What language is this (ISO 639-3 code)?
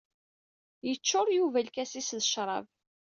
kab